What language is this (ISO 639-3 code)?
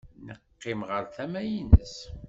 kab